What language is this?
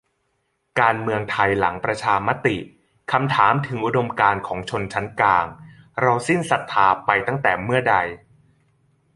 Thai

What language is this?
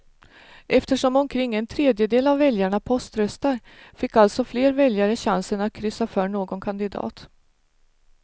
Swedish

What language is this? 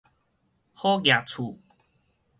Min Nan Chinese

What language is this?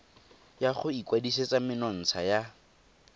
Tswana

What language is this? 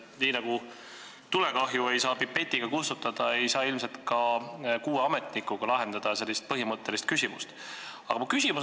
Estonian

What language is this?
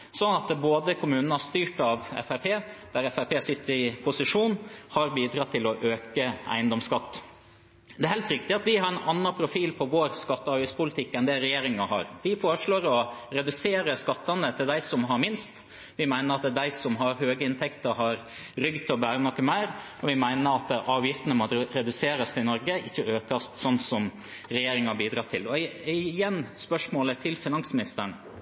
Norwegian Bokmål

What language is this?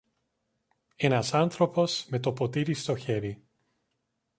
Greek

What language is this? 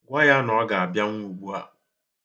Igbo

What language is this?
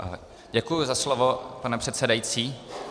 Czech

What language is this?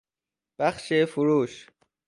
Persian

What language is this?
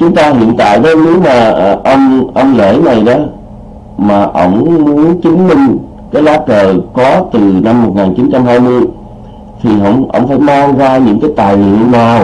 Vietnamese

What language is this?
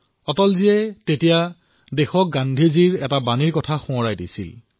Assamese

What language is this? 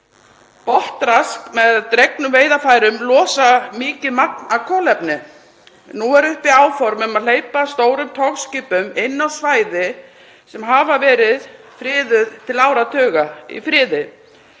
Icelandic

